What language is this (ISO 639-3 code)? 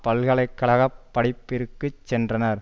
tam